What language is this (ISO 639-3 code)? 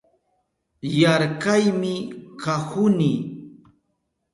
qup